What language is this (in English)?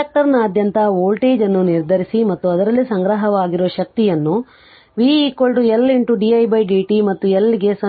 Kannada